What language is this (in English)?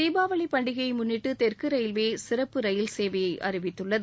Tamil